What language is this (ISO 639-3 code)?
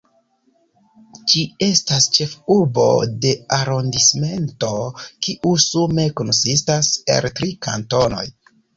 epo